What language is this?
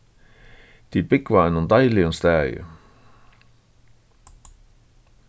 Faroese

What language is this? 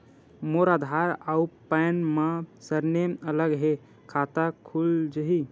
Chhattisgarhi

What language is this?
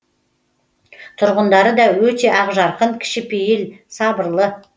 Kazakh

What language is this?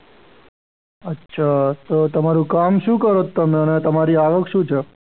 Gujarati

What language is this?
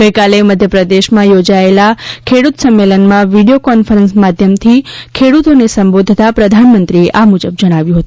Gujarati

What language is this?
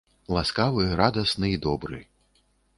Belarusian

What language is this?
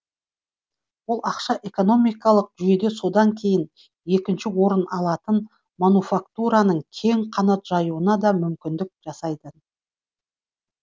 Kazakh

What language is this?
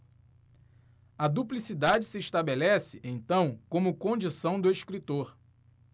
Portuguese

